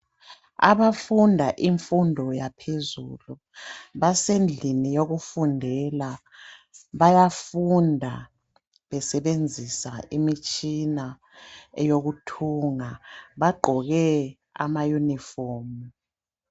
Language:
North Ndebele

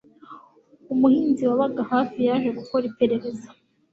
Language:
Kinyarwanda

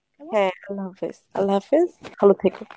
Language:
Bangla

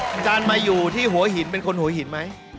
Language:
Thai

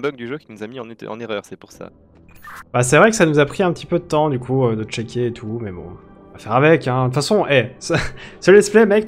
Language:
French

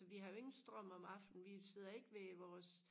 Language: Danish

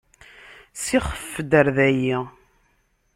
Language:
Kabyle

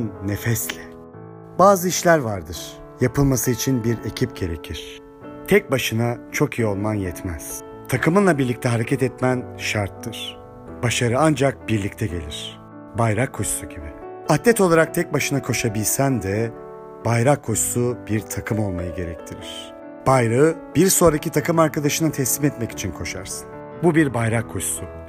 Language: Turkish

